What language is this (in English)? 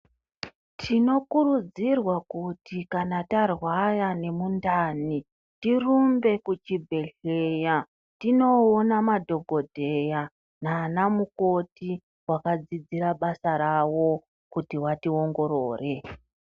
Ndau